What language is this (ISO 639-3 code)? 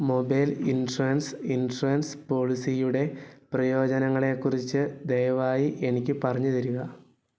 mal